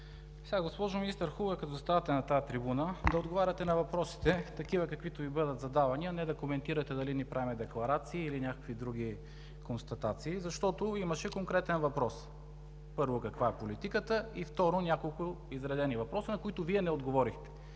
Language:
Bulgarian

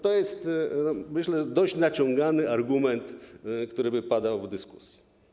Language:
Polish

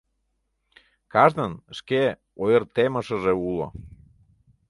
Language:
Mari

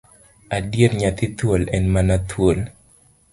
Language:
Luo (Kenya and Tanzania)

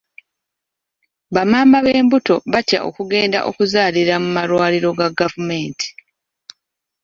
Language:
Ganda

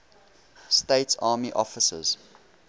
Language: English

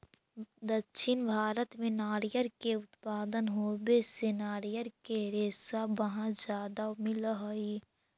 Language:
Magahi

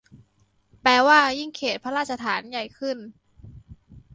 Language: Thai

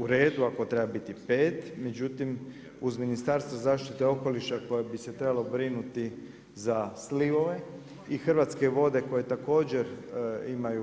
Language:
Croatian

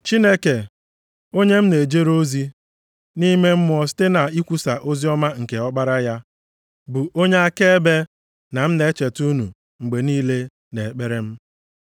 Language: Igbo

